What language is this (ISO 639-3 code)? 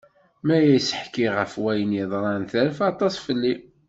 kab